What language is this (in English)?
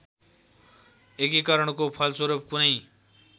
Nepali